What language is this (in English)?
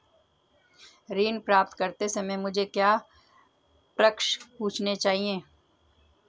Hindi